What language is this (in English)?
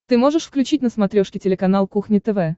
Russian